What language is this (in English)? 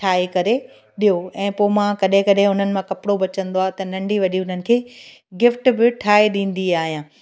Sindhi